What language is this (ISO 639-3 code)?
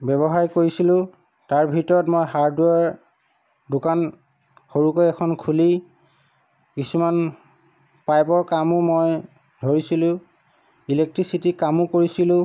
asm